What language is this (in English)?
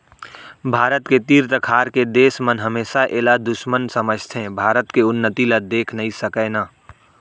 Chhattisgarhi